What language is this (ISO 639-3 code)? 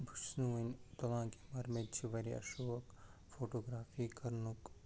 kas